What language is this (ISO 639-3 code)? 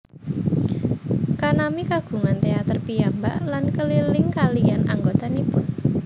jav